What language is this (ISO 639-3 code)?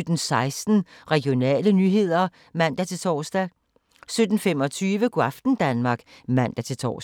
dan